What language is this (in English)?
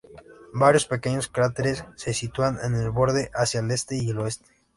Spanish